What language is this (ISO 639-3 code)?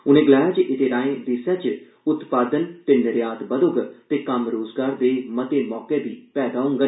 doi